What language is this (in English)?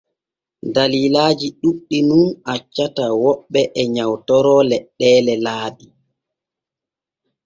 Borgu Fulfulde